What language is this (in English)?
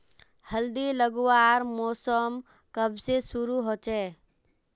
Magahi